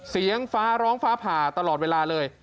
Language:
Thai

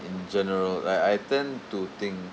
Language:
English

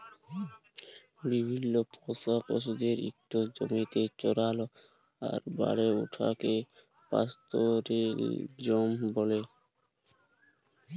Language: Bangla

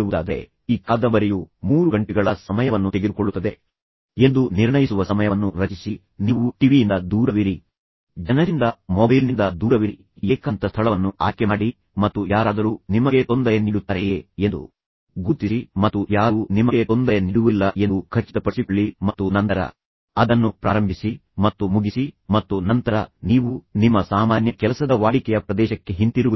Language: Kannada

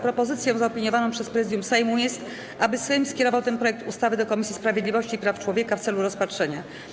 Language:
Polish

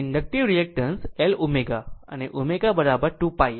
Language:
Gujarati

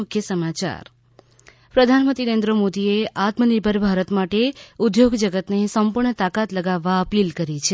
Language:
Gujarati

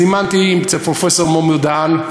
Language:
Hebrew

